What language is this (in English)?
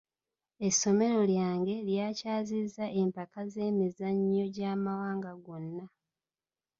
Ganda